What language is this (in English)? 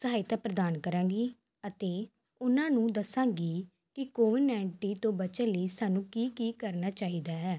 Punjabi